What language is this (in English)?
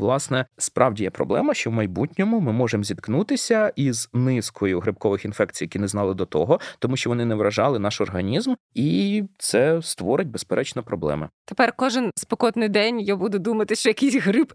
Ukrainian